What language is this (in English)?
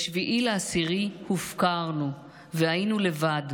Hebrew